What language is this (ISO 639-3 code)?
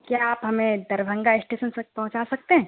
urd